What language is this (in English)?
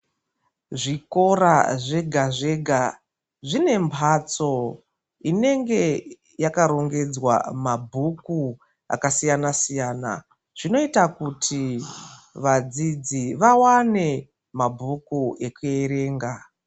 Ndau